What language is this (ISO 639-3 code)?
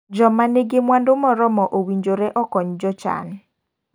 luo